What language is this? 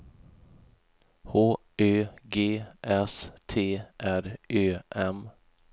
Swedish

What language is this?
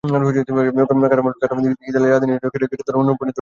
Bangla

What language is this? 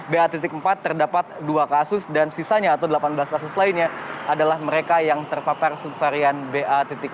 Indonesian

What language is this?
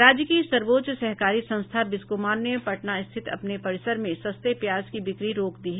Hindi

